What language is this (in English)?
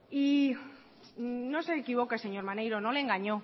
Spanish